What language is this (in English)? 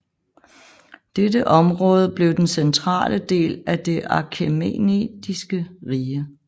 Danish